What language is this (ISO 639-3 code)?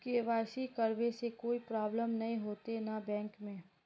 mag